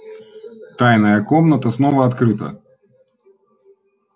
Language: Russian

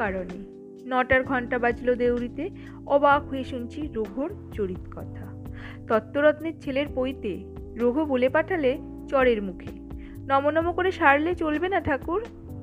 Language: Bangla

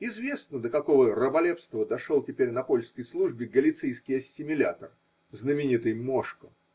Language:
Russian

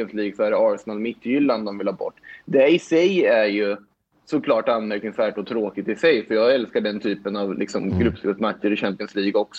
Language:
Swedish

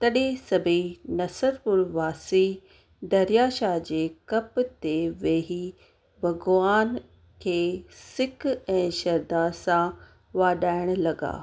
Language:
Sindhi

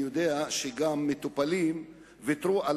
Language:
Hebrew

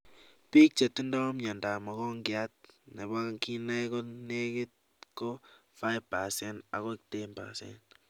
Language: Kalenjin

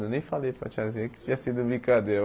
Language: Portuguese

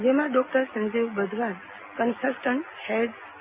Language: Gujarati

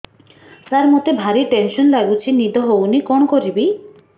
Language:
Odia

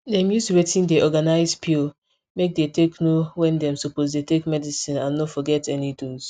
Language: Nigerian Pidgin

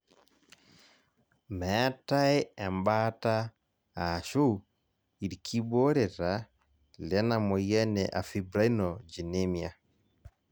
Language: Masai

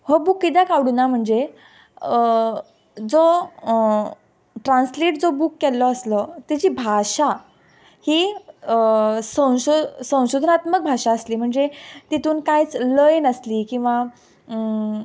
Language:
Konkani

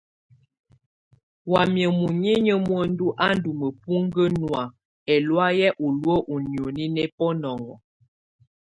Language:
Tunen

